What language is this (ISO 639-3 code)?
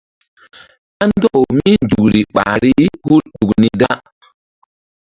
mdd